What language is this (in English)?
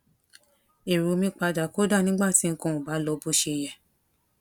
Yoruba